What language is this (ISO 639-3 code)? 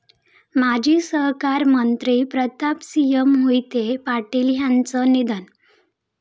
mar